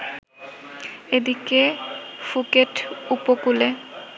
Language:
Bangla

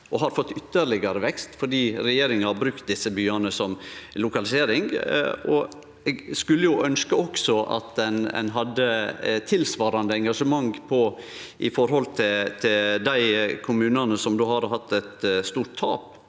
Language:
Norwegian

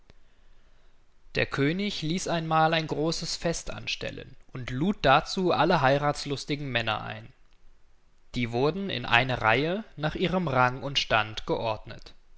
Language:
German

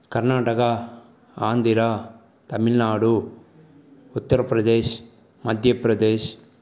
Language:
Tamil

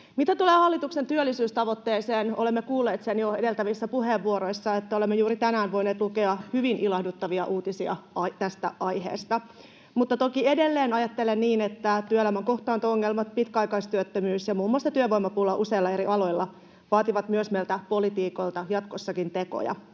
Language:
Finnish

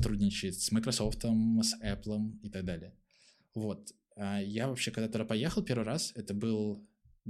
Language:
Russian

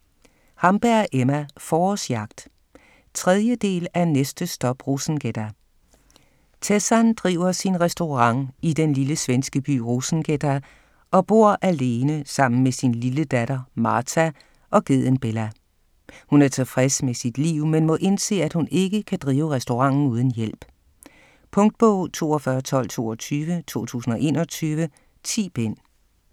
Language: Danish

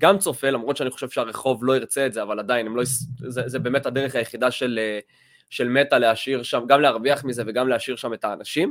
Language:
Hebrew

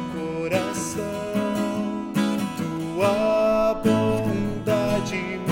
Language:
Portuguese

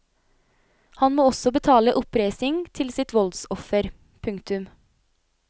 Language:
Norwegian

